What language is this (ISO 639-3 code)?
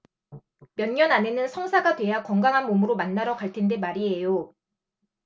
kor